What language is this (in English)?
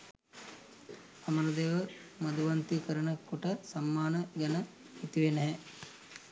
Sinhala